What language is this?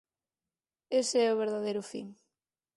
Galician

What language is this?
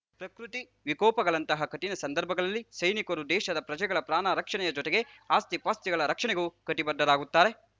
Kannada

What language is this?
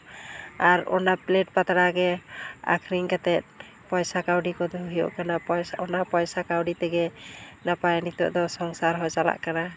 Santali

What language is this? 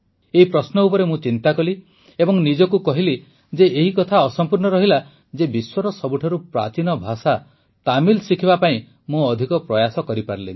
Odia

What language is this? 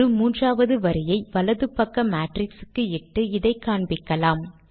Tamil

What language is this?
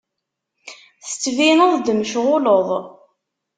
Kabyle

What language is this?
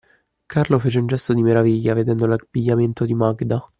Italian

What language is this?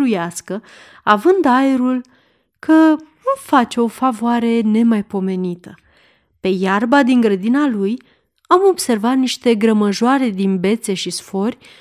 Romanian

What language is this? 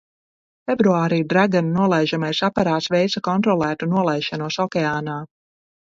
Latvian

